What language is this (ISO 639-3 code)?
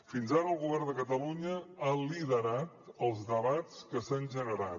cat